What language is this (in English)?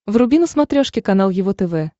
Russian